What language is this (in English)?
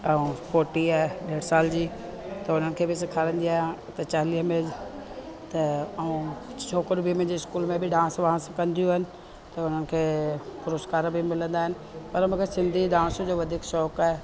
Sindhi